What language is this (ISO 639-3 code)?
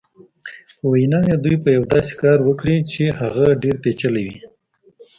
pus